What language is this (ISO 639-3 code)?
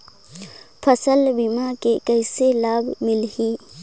hne